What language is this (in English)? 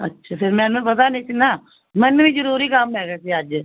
Punjabi